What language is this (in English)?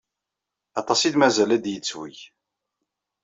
Kabyle